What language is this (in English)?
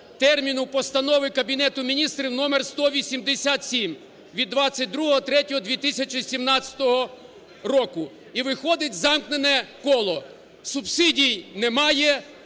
Ukrainian